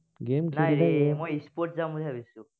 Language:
Assamese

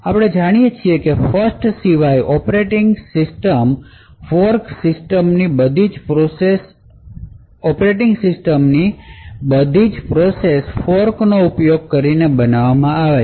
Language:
Gujarati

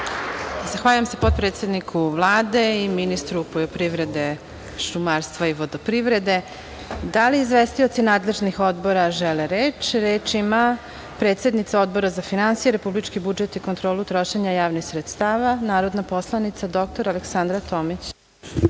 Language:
Serbian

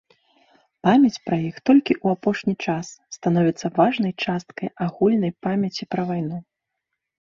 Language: Belarusian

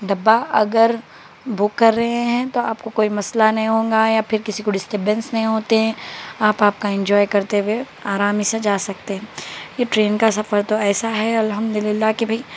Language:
Urdu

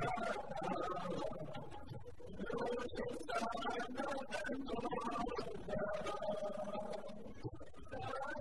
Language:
Gujarati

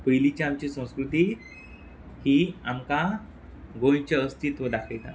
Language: Konkani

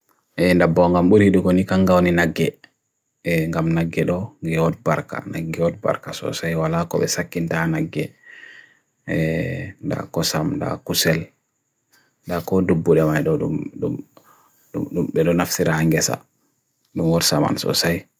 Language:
Bagirmi Fulfulde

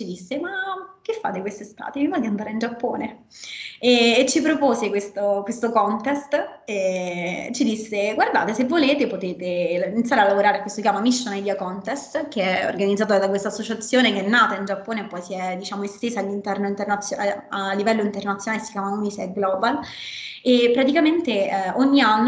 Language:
Italian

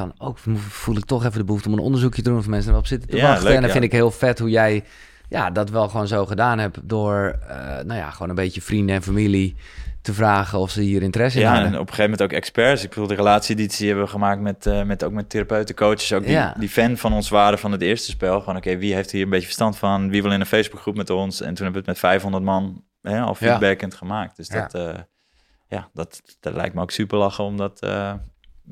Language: Dutch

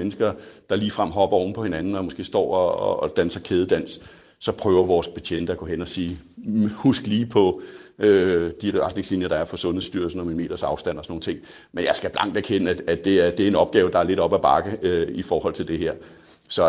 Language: Danish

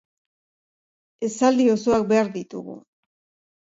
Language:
Basque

